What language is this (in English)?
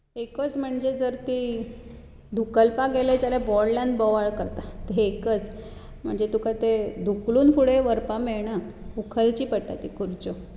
Konkani